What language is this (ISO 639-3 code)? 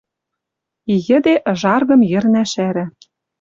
mrj